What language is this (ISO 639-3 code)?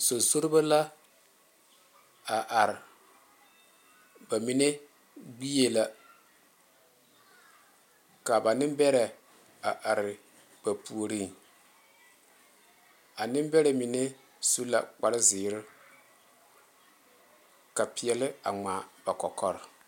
dga